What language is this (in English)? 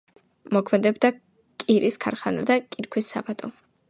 Georgian